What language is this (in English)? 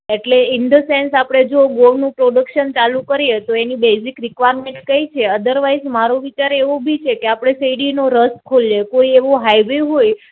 Gujarati